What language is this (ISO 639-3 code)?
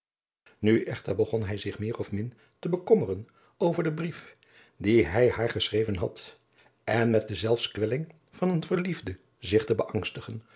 nld